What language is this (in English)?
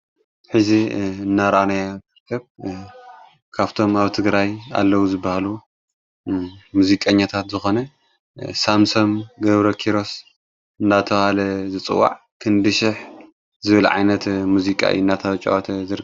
Tigrinya